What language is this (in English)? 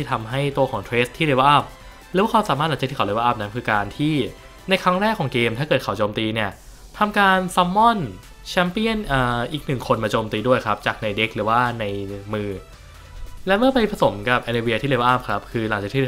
Thai